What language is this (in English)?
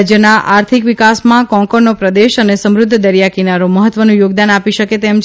Gujarati